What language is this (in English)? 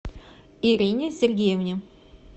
Russian